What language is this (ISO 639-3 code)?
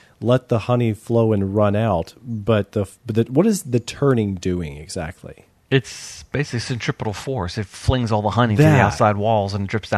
eng